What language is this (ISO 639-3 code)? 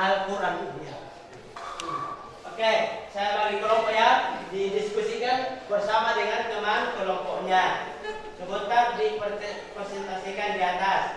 ind